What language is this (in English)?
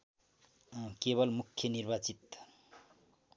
Nepali